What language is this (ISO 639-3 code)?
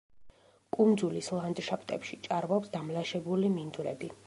kat